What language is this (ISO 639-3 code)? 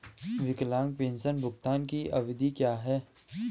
hin